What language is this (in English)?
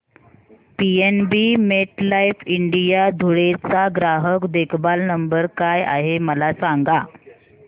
Marathi